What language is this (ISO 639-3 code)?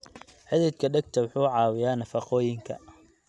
som